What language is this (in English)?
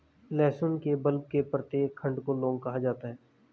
Hindi